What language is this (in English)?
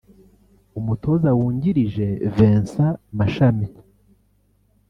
Kinyarwanda